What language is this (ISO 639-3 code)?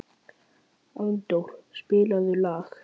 isl